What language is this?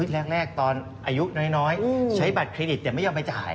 Thai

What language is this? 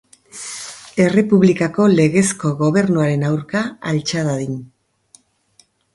Basque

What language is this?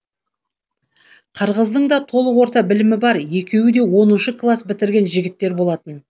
Kazakh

